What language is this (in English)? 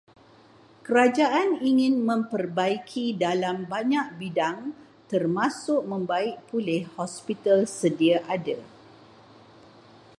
Malay